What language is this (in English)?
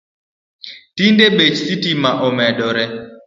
Luo (Kenya and Tanzania)